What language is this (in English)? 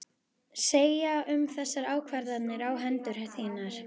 Icelandic